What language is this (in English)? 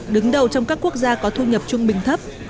Vietnamese